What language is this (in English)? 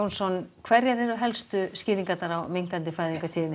Icelandic